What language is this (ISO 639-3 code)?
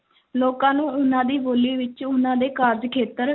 pan